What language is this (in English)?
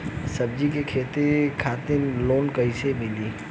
Bhojpuri